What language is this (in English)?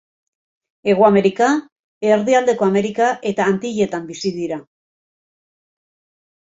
Basque